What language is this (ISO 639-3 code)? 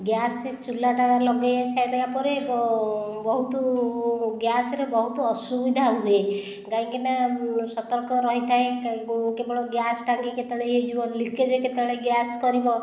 ori